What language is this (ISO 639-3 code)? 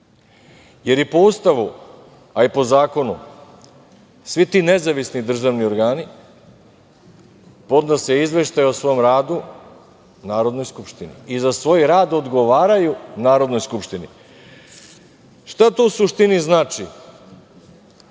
srp